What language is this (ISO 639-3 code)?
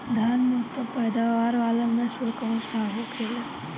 bho